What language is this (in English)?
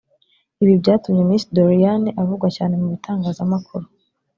Kinyarwanda